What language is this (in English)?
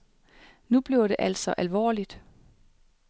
Danish